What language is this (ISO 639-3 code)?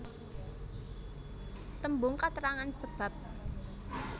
jav